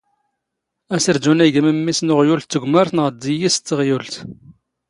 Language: Standard Moroccan Tamazight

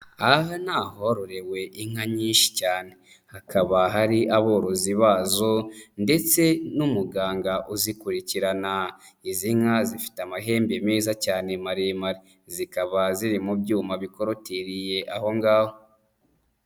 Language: Kinyarwanda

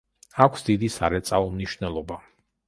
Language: Georgian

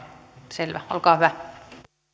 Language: Finnish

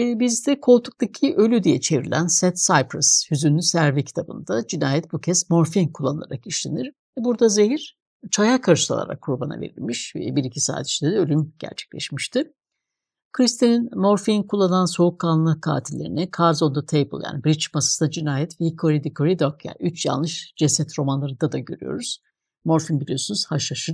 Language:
Turkish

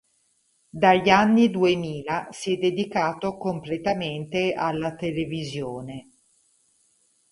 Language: Italian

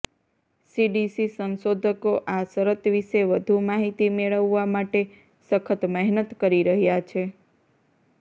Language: Gujarati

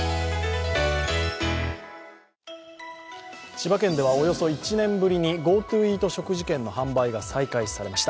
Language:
Japanese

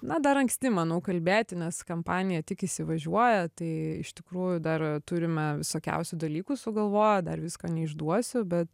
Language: Lithuanian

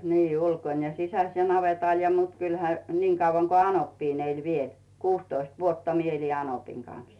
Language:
Finnish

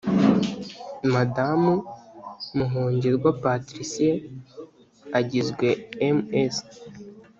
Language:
Kinyarwanda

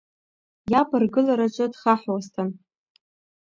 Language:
Abkhazian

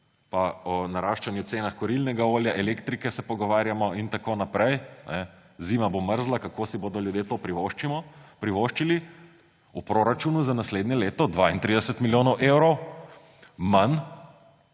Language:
Slovenian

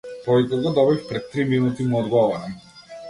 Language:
Macedonian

